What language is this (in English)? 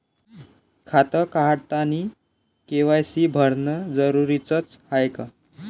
Marathi